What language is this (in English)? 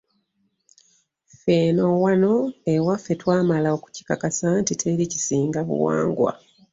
Ganda